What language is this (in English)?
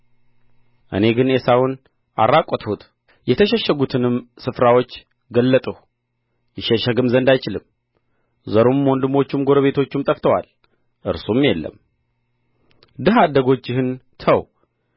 Amharic